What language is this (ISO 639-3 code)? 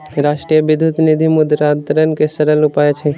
mai